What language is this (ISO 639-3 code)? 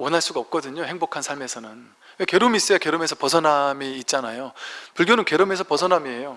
kor